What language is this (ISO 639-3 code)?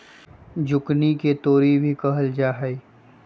mag